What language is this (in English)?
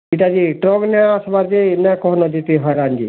Odia